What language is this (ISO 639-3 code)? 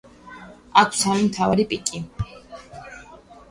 kat